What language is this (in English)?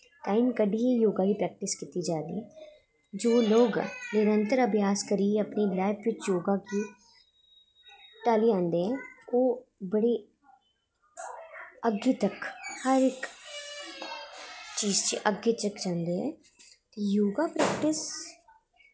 Dogri